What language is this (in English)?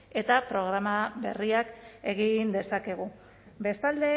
Basque